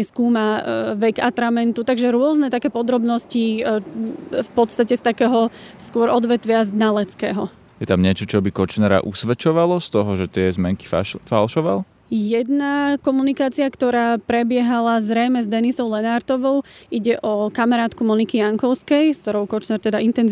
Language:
Slovak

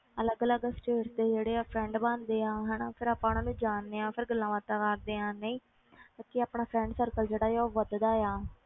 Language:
Punjabi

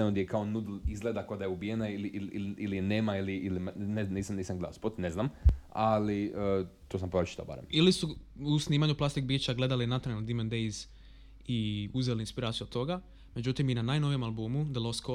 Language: Croatian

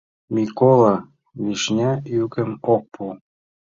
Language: Mari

